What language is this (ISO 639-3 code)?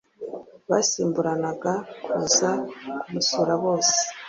kin